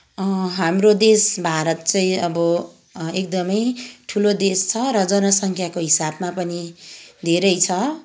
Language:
Nepali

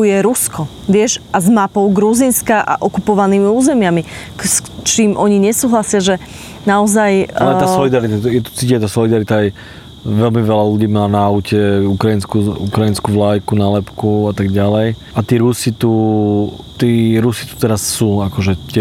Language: Slovak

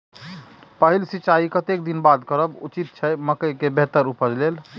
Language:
Maithili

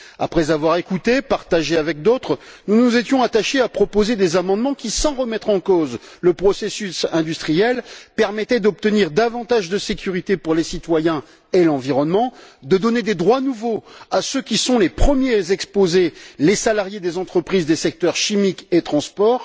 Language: French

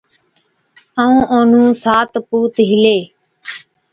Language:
Od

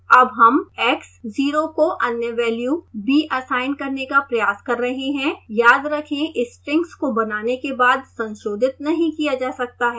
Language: Hindi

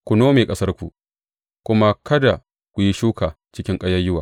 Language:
Hausa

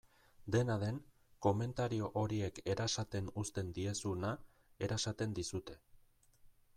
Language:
Basque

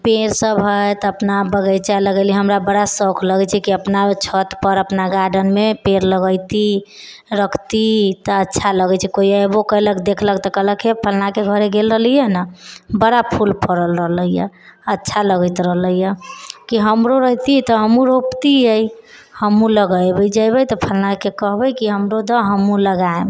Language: Maithili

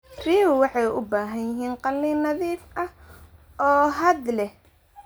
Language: Somali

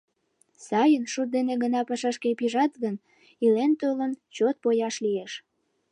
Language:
Mari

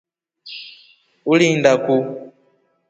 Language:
Rombo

